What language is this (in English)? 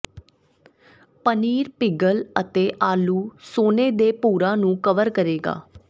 Punjabi